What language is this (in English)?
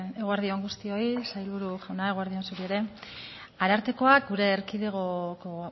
Basque